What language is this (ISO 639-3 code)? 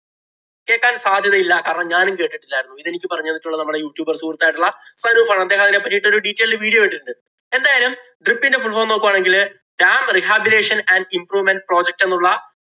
mal